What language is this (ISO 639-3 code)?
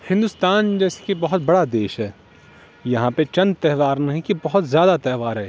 urd